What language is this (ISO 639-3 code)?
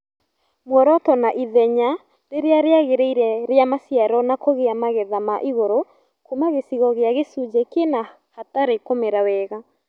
kik